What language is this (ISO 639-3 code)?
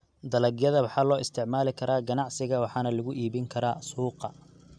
som